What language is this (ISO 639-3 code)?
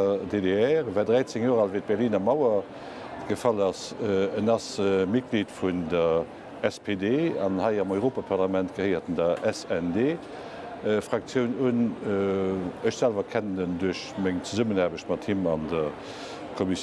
deu